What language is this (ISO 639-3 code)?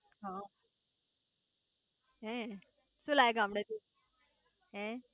guj